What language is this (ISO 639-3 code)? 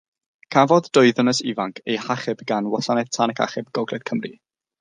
cym